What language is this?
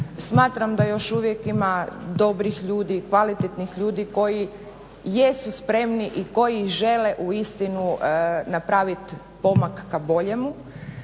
Croatian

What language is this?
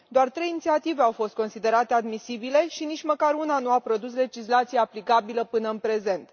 Romanian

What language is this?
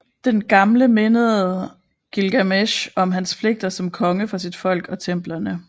Danish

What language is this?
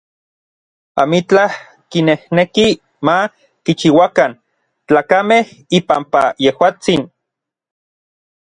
Orizaba Nahuatl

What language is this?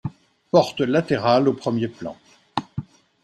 French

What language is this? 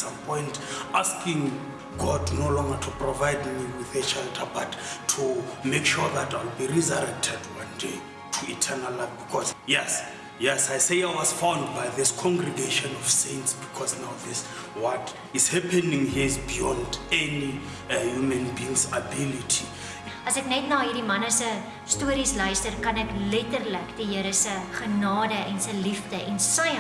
Dutch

